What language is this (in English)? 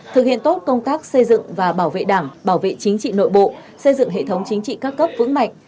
Vietnamese